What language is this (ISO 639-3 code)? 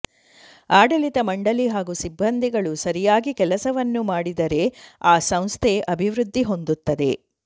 kan